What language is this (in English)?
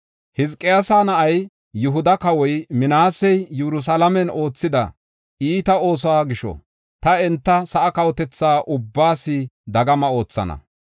Gofa